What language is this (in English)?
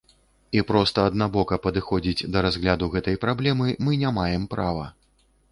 Belarusian